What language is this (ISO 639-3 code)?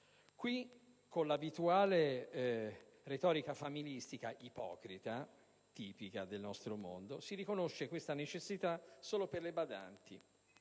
ita